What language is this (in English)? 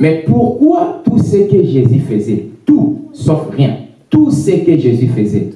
French